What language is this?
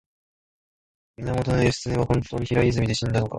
Japanese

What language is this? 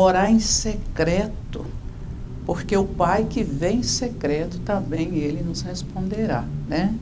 Portuguese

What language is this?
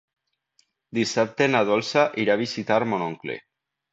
Catalan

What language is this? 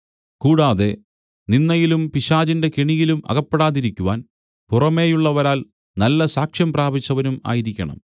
Malayalam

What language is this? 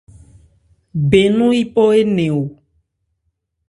Ebrié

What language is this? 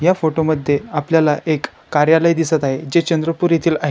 Marathi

